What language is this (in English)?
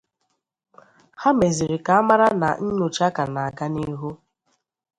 Igbo